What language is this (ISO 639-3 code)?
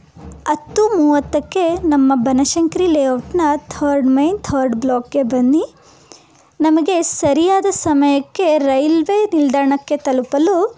kan